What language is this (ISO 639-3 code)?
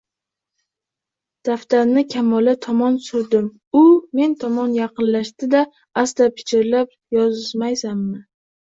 uzb